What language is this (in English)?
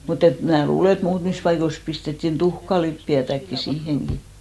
Finnish